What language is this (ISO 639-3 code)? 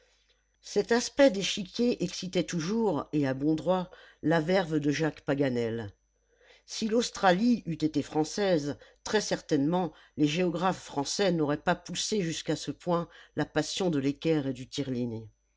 fra